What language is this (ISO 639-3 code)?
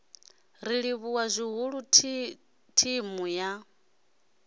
ven